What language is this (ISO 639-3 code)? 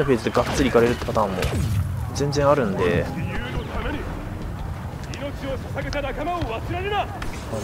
jpn